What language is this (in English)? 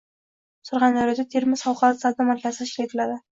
Uzbek